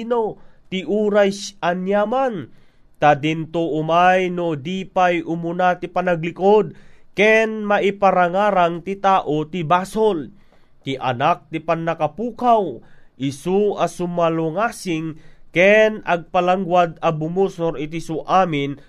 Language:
Filipino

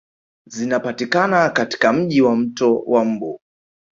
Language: Swahili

